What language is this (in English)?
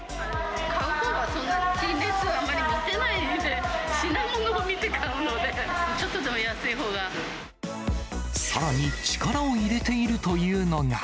Japanese